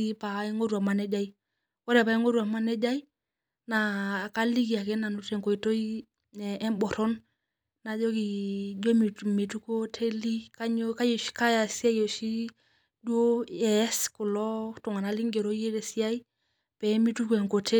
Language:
Masai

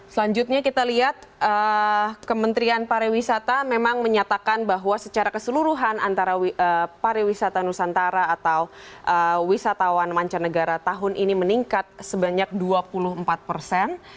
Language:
Indonesian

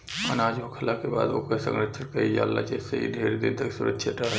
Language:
Bhojpuri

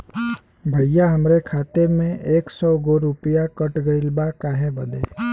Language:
Bhojpuri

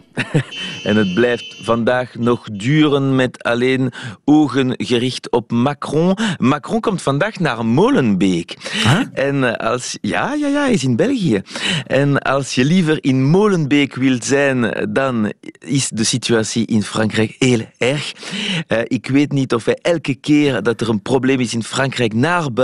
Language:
Dutch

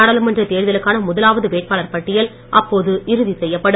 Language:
Tamil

